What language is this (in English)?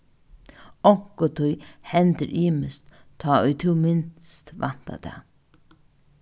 Faroese